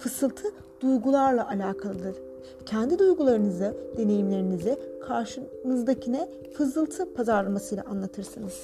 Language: Turkish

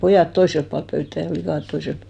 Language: Finnish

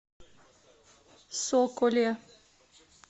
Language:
Russian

